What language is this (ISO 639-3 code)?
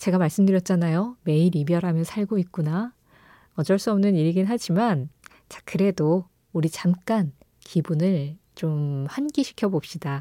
kor